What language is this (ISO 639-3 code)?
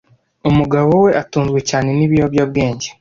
kin